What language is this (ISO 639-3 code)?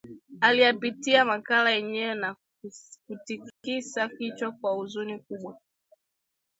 swa